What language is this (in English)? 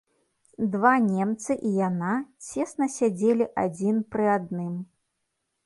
Belarusian